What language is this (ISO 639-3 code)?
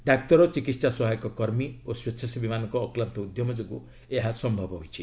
ori